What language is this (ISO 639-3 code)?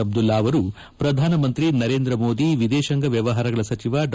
kan